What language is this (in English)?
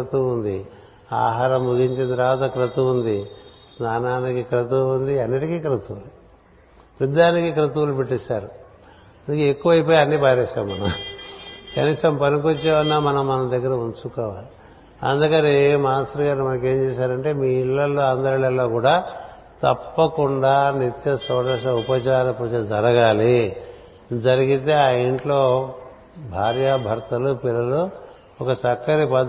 Telugu